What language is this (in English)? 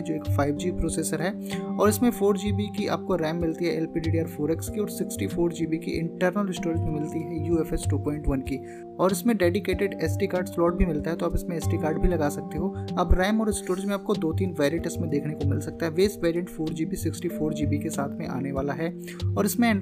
Hindi